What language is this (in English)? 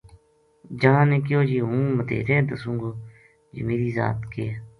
Gujari